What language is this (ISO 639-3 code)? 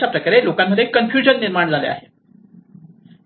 mar